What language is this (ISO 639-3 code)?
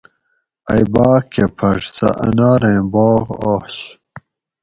gwc